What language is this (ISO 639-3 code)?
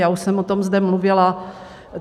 ces